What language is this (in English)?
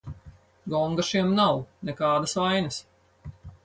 Latvian